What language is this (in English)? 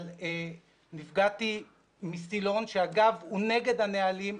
Hebrew